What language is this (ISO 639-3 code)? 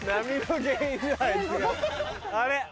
jpn